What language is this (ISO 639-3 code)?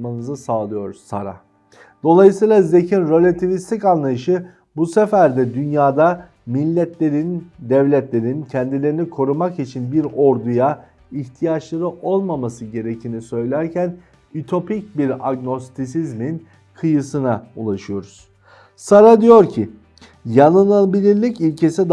tur